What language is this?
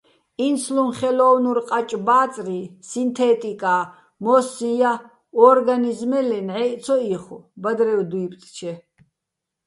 Bats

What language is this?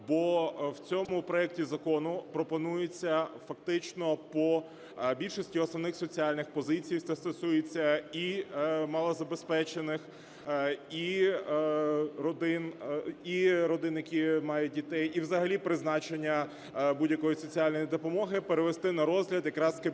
Ukrainian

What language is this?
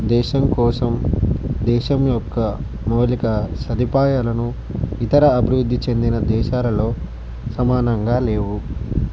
Telugu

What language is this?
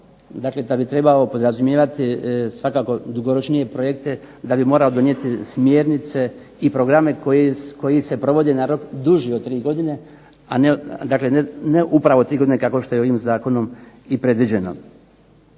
Croatian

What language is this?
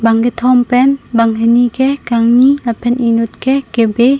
Karbi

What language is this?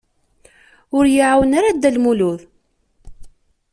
Kabyle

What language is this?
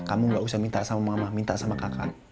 Indonesian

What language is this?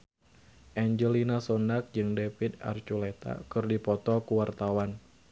Sundanese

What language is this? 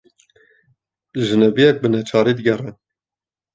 Kurdish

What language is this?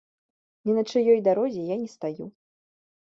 Belarusian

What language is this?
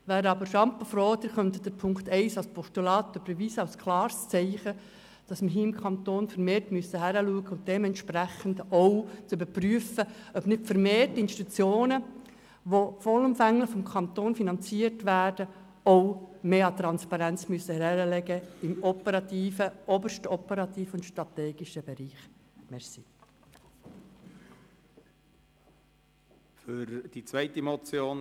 Swiss German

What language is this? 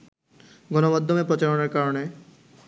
Bangla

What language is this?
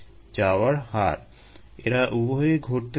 Bangla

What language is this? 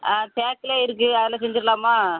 Tamil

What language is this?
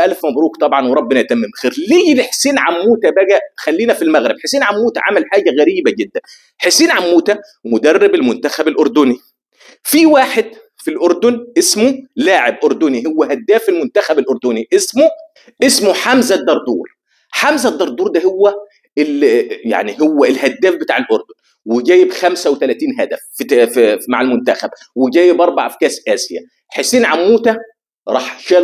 Arabic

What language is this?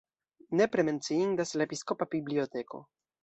Esperanto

